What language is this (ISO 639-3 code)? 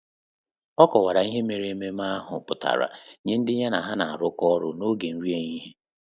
ibo